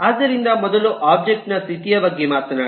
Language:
Kannada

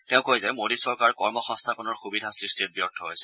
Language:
Assamese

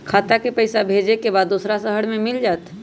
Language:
Magahi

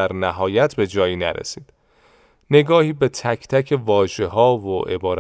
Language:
Persian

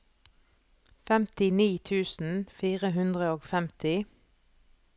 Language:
Norwegian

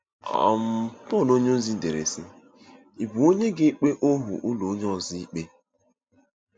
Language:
Igbo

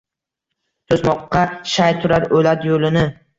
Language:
Uzbek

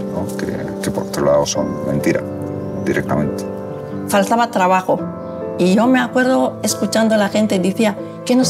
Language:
Spanish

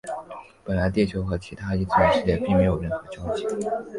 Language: Chinese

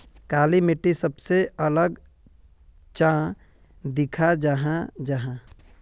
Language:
Magahi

